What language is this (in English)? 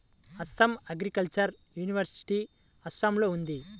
Telugu